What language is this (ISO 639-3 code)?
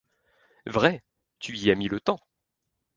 fra